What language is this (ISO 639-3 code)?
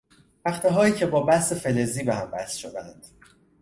fas